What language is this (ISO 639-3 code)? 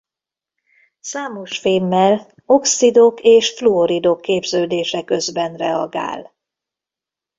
hun